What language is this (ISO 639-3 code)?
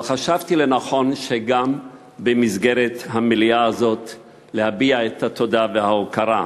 heb